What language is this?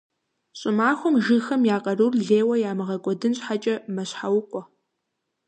Kabardian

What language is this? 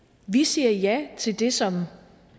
Danish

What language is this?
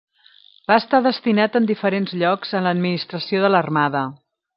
Catalan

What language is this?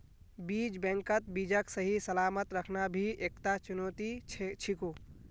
Magahi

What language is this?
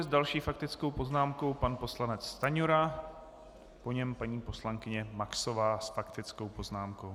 Czech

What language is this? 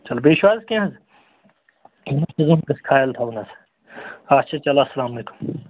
Kashmiri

